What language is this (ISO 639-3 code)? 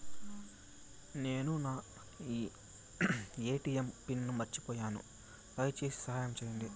tel